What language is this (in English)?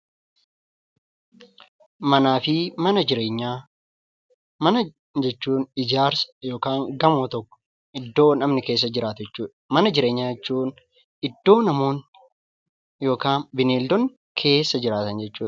Oromo